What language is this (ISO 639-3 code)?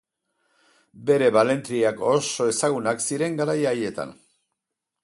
eus